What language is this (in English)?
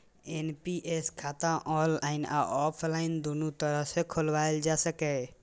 Maithili